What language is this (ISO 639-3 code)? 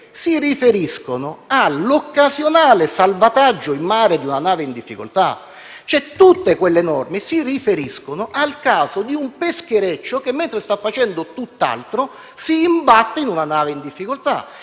ita